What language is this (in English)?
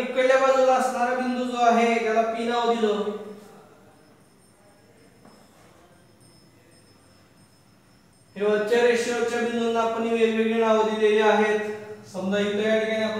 Hindi